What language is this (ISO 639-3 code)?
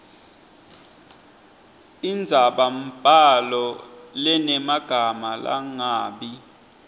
ssw